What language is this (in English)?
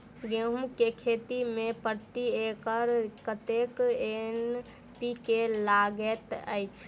Maithili